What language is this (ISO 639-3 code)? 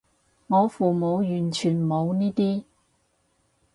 yue